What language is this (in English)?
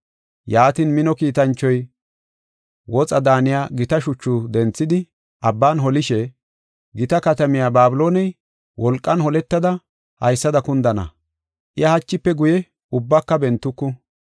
Gofa